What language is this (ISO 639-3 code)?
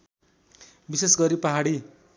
nep